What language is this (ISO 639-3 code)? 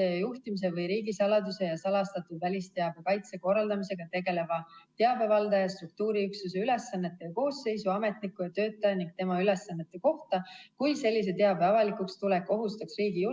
est